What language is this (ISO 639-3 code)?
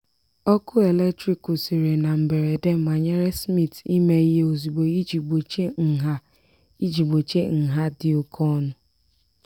ibo